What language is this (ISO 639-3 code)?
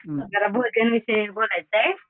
mar